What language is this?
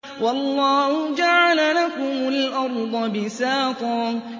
Arabic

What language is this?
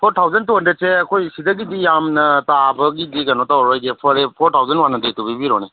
Manipuri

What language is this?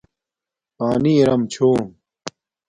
Domaaki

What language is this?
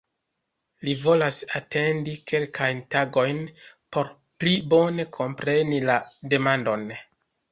Esperanto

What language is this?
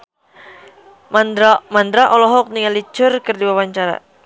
Sundanese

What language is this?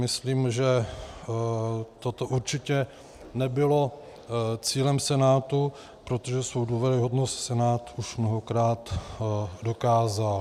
Czech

